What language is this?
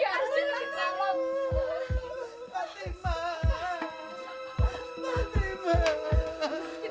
Indonesian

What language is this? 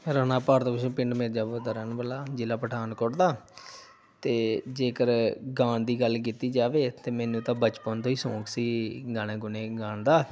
Punjabi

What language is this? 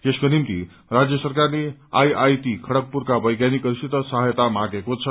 Nepali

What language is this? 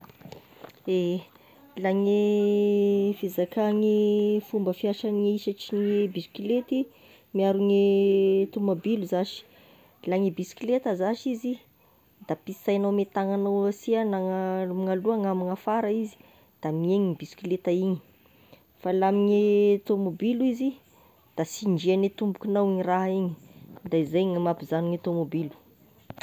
Tesaka Malagasy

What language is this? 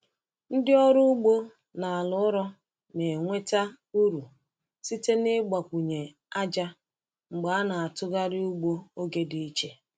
Igbo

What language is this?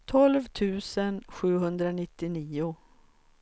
Swedish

